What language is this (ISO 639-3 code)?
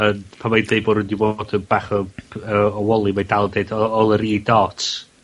cym